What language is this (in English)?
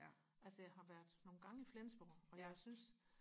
Danish